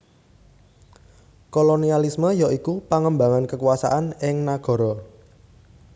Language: Javanese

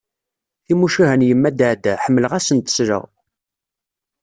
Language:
Kabyle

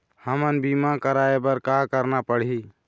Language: Chhattisgarhi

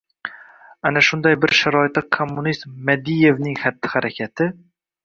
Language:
Uzbek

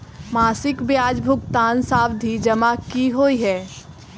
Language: Maithili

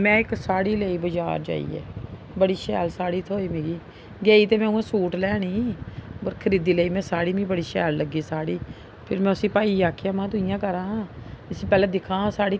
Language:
Dogri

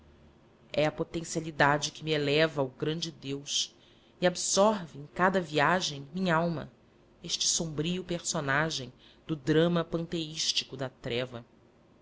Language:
Portuguese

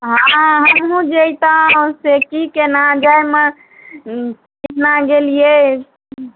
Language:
Maithili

